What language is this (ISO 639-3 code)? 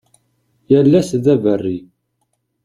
kab